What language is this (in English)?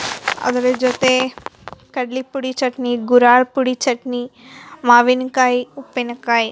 Kannada